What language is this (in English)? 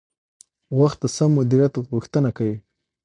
Pashto